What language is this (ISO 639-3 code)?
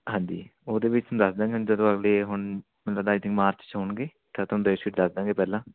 pan